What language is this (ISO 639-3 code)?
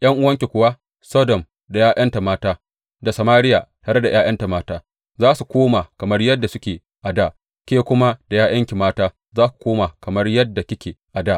hau